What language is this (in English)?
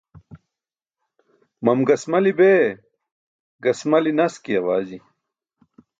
Burushaski